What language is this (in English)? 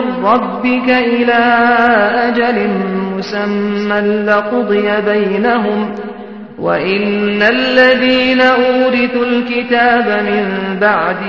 Malayalam